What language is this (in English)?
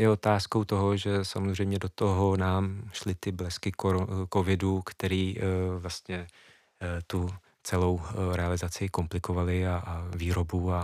Czech